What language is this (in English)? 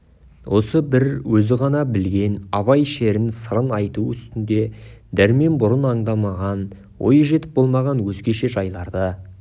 Kazakh